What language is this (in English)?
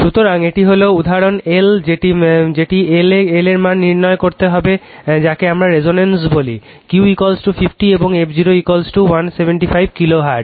Bangla